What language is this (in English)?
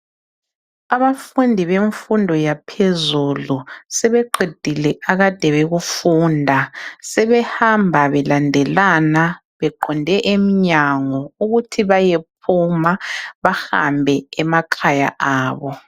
North Ndebele